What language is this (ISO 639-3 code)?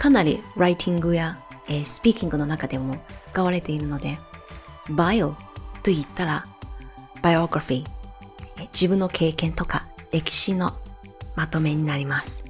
jpn